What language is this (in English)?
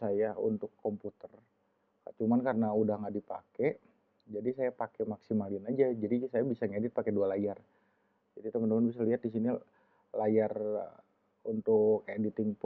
Indonesian